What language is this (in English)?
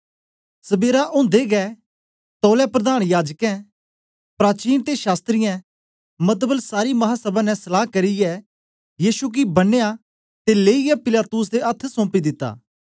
Dogri